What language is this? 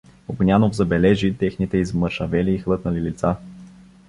Bulgarian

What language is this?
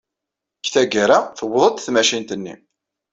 Kabyle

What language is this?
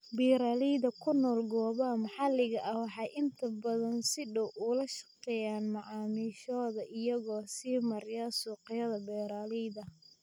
Somali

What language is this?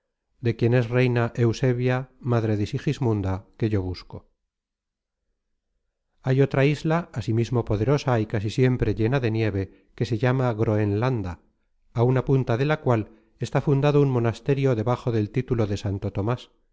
Spanish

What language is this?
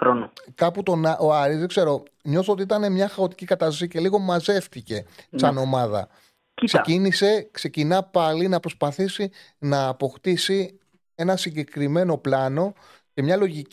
Greek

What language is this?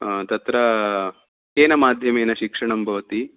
Sanskrit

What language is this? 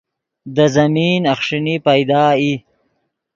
Yidgha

